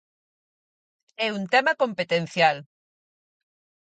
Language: Galician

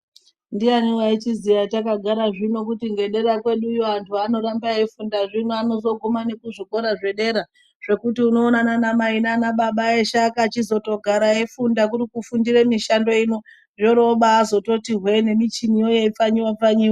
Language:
Ndau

